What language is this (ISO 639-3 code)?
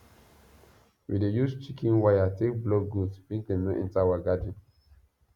pcm